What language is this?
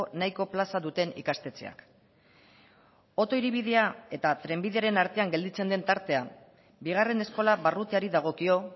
Basque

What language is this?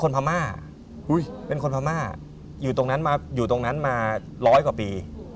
Thai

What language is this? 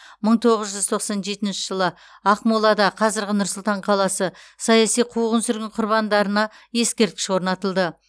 Kazakh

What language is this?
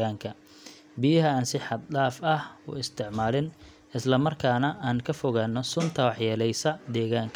Somali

